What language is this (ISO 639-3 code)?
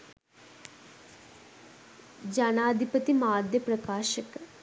sin